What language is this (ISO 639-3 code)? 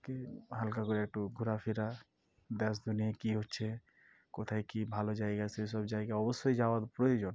ben